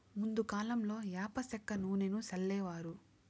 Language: Telugu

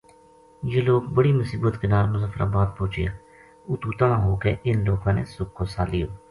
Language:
Gujari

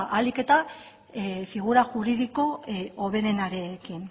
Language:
Basque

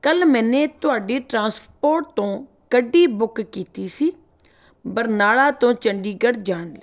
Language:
Punjabi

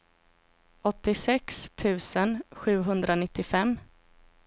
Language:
Swedish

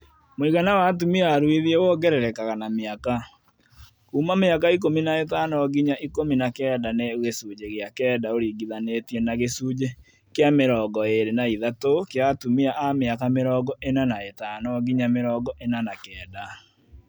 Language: Kikuyu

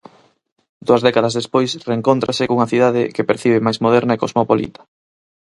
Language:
Galician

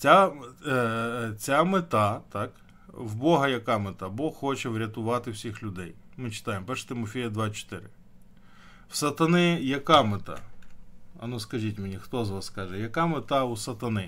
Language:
Ukrainian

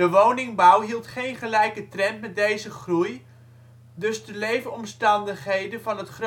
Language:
Dutch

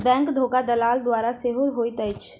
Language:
Maithili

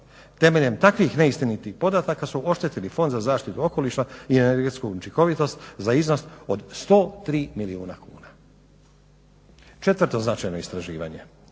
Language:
Croatian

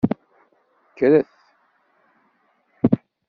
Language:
Kabyle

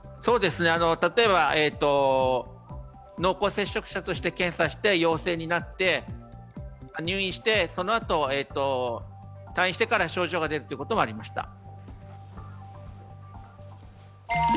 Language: Japanese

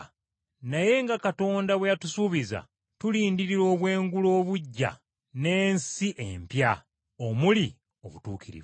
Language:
Ganda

